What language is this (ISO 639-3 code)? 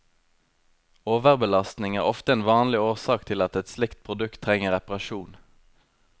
nor